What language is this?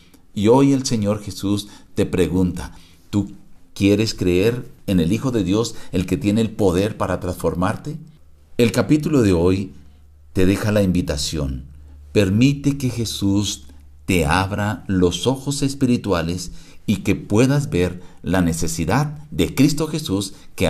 Spanish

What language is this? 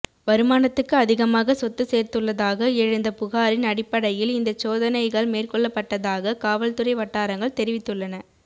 Tamil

